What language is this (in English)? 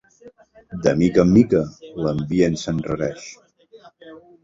Catalan